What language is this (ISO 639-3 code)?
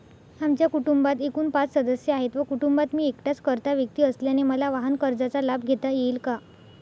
mar